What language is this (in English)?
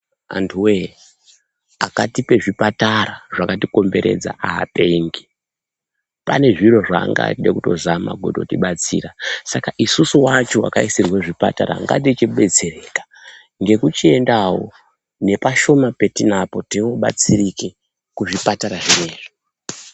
Ndau